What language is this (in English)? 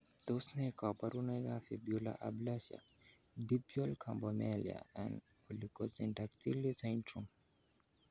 Kalenjin